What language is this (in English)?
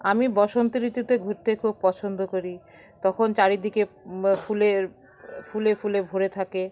Bangla